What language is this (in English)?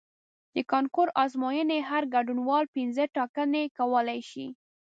Pashto